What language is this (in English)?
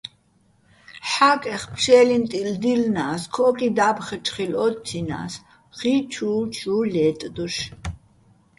Bats